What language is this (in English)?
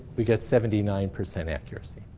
English